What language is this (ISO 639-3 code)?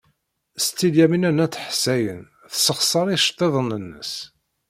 kab